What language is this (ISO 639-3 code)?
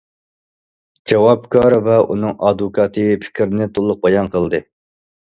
uig